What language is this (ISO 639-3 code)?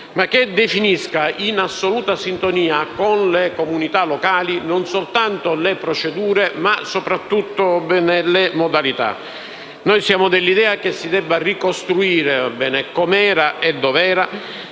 ita